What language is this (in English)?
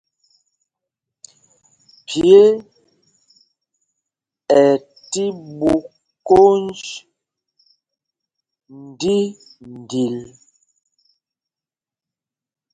Mpumpong